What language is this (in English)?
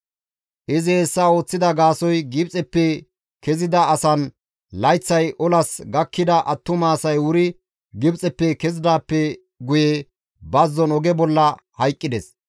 Gamo